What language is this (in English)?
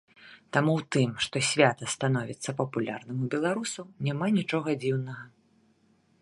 Belarusian